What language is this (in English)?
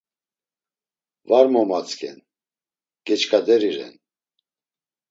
Laz